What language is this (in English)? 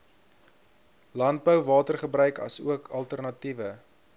Afrikaans